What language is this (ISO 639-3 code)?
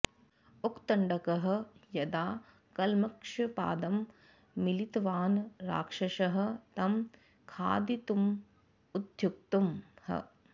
san